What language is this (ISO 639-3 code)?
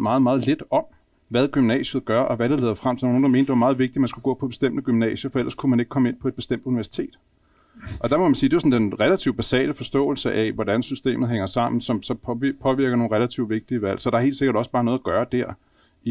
dan